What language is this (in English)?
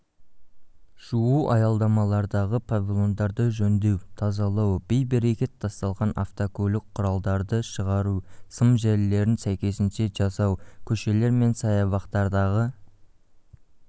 Kazakh